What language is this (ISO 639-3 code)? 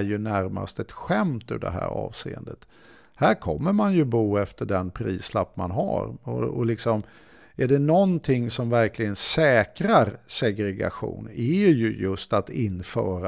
swe